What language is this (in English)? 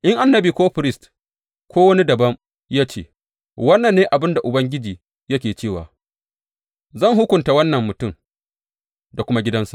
Hausa